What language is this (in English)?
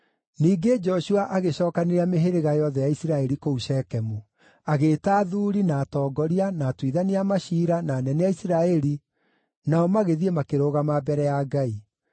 Kikuyu